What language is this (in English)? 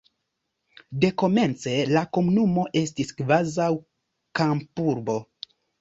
Esperanto